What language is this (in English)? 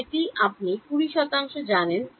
Bangla